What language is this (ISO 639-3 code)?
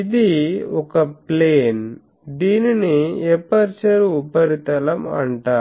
tel